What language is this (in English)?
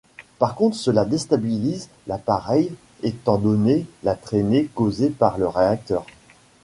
French